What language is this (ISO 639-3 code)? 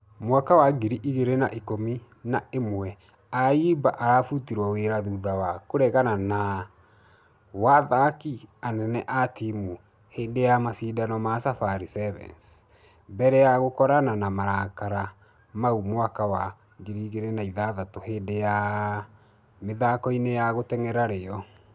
kik